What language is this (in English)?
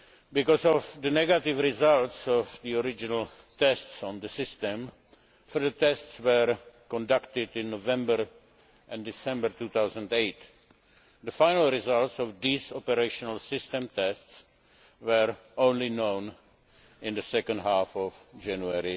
English